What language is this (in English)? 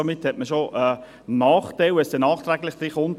Swiss German